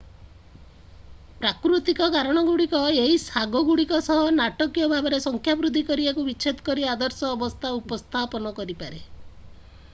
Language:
Odia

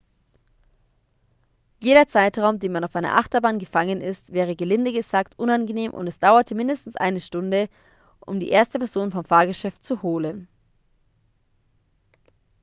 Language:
German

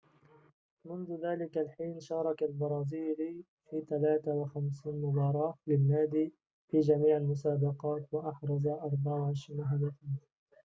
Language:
Arabic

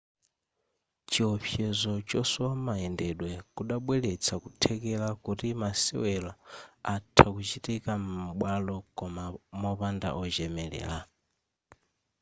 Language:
Nyanja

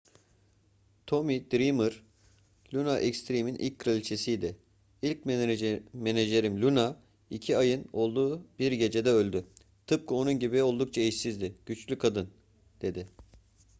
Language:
Turkish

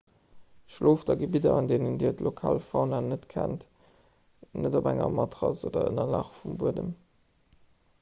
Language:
Luxembourgish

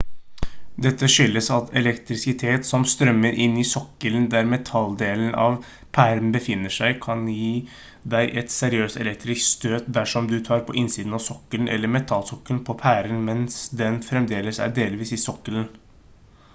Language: Norwegian Bokmål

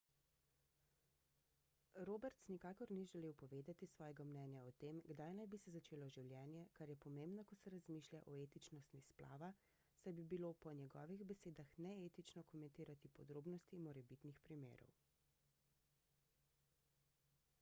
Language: Slovenian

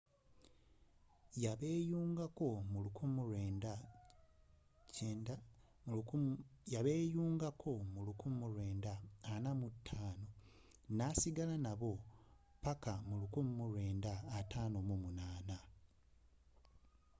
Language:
Ganda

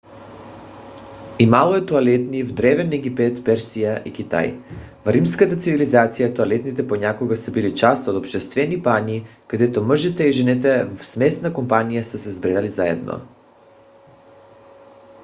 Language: Bulgarian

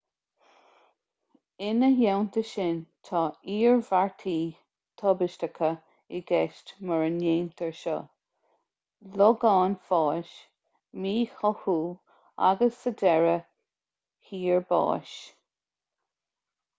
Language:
Irish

